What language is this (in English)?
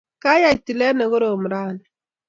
Kalenjin